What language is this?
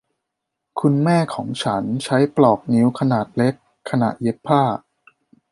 Thai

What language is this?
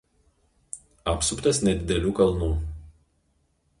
Lithuanian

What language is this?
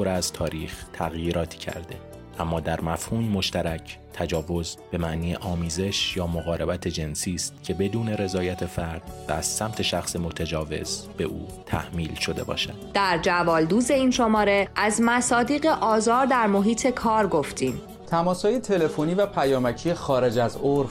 Persian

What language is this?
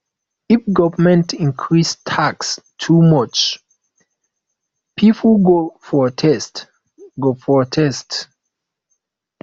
Nigerian Pidgin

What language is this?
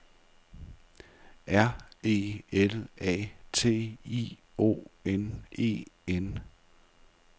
Danish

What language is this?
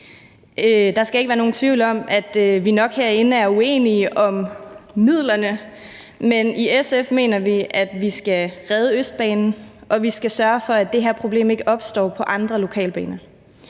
Danish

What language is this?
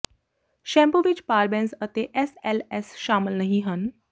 Punjabi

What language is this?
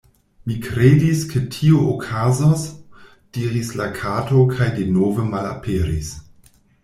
Esperanto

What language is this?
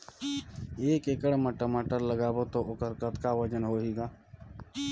Chhattisgarhi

